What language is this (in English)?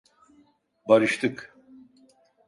Turkish